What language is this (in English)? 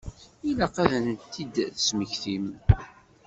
Kabyle